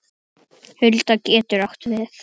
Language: Icelandic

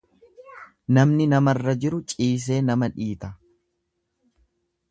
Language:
Oromo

